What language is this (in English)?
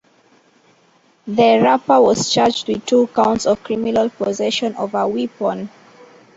English